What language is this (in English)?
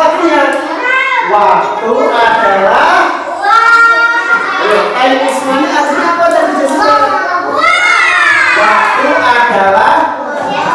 Indonesian